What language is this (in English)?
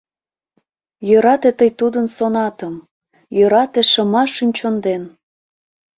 Mari